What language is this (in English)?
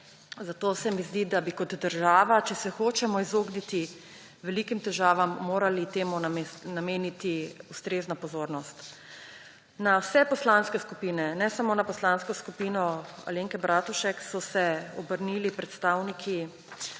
Slovenian